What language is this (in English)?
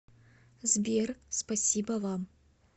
Russian